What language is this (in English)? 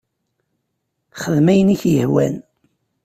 Kabyle